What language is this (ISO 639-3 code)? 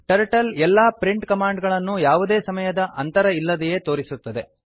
kan